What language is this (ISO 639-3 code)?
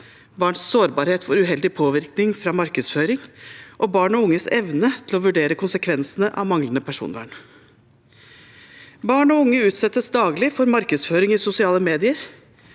nor